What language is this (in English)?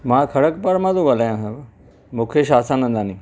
Sindhi